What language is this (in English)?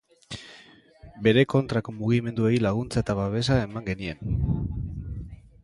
Basque